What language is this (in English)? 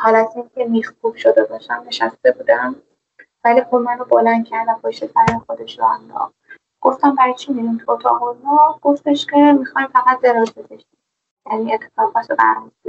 Persian